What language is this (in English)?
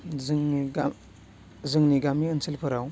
Bodo